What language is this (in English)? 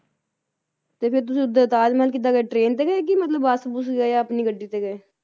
Punjabi